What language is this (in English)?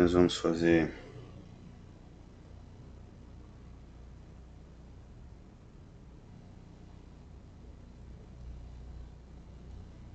Portuguese